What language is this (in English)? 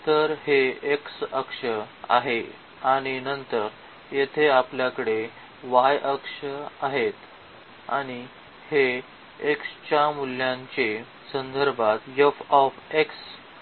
Marathi